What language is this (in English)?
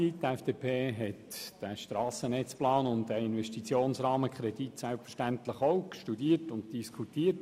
Swiss German